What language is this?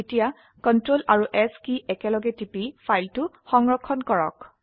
Assamese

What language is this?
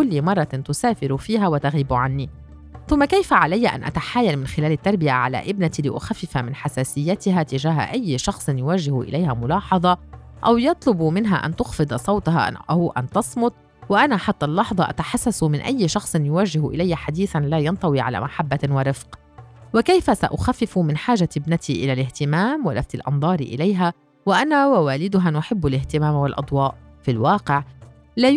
Arabic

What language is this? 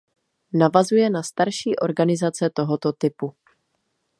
Czech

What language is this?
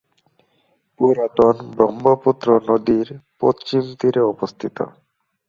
Bangla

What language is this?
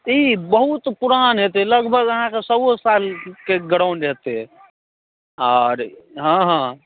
Maithili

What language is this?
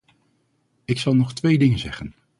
Dutch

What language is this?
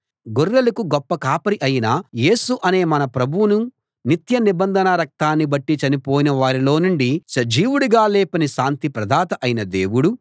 Telugu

